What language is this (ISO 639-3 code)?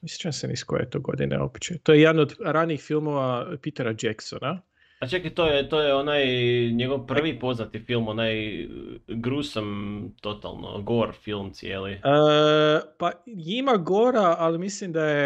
hrv